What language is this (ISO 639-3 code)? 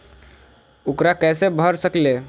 mag